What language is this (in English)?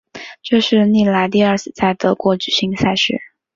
Chinese